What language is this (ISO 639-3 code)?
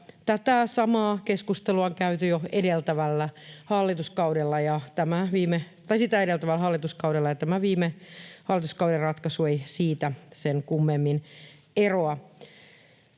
fin